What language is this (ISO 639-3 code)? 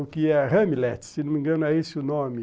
por